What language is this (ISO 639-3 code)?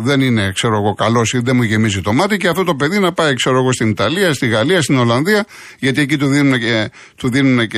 ell